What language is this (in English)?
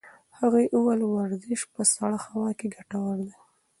Pashto